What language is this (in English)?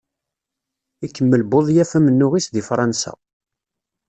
Kabyle